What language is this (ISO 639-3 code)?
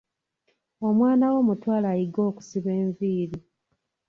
lug